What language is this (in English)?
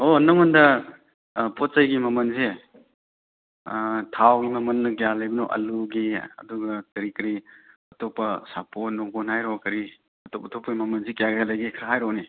Manipuri